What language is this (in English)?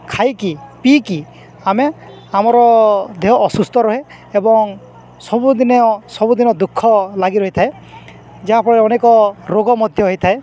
Odia